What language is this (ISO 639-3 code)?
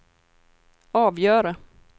swe